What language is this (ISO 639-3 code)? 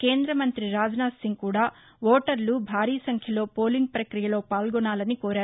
tel